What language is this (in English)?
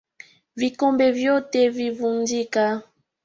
Swahili